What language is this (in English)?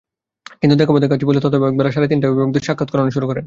Bangla